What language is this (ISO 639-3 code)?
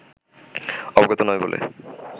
ben